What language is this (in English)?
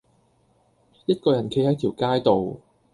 Cantonese